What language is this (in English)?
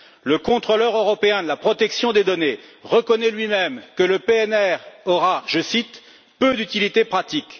French